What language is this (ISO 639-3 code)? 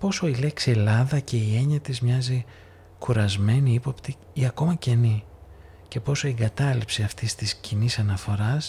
ell